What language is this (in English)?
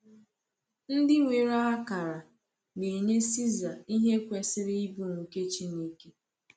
Igbo